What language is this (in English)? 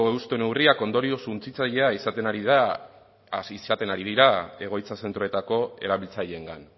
Basque